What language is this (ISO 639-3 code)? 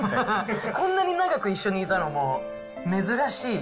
jpn